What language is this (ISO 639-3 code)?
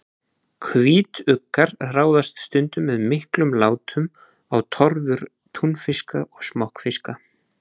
isl